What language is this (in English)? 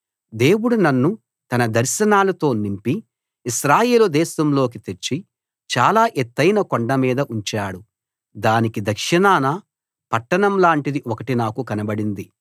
Telugu